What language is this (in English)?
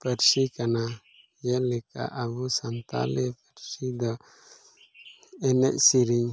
Santali